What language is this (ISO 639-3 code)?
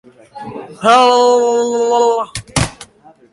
eus